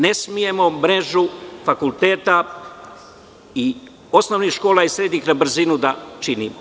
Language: Serbian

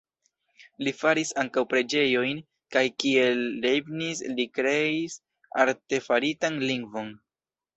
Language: Esperanto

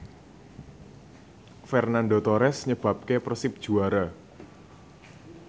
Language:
Javanese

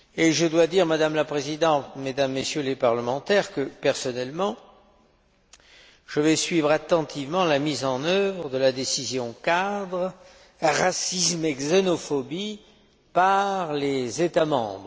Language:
French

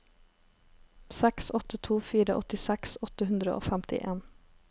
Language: Norwegian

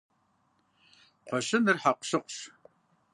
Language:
Kabardian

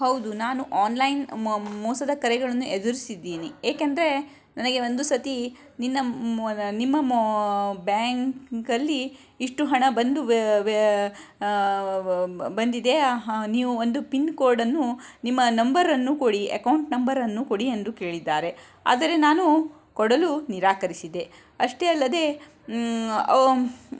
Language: Kannada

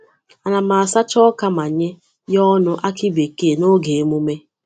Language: Igbo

